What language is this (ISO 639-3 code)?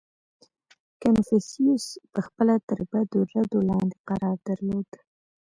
pus